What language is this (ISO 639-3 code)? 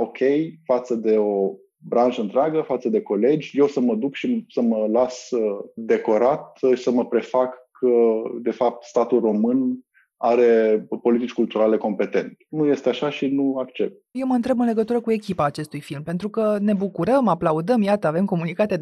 ron